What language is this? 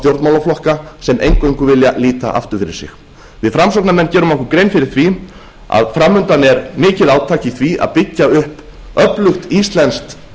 Icelandic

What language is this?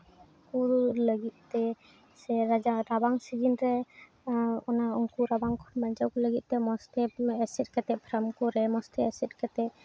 Santali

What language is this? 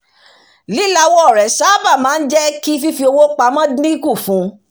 Yoruba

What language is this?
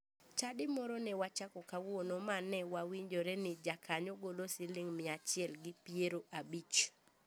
Luo (Kenya and Tanzania)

